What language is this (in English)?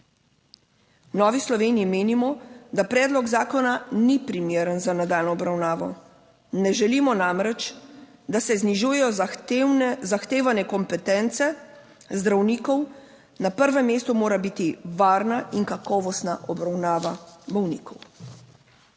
Slovenian